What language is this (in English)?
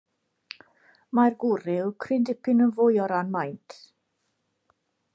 Welsh